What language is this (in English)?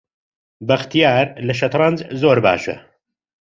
Central Kurdish